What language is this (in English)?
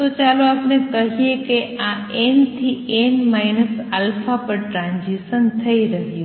Gujarati